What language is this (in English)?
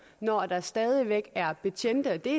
Danish